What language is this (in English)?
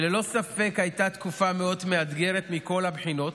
Hebrew